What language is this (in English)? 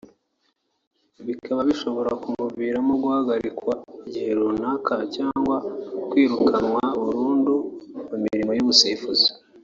Kinyarwanda